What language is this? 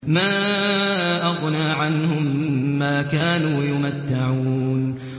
Arabic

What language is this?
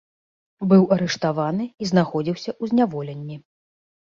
Belarusian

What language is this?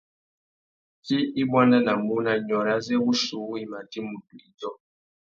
Tuki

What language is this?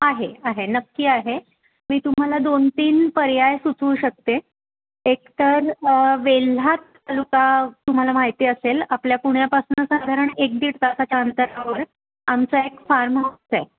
Marathi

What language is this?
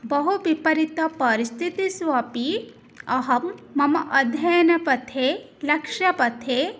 Sanskrit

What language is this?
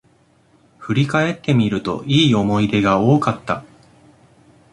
Japanese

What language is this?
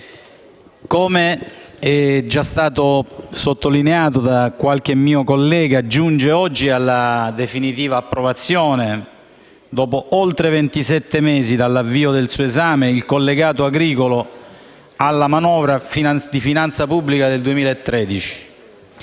Italian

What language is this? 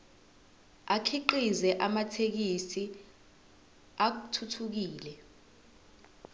Zulu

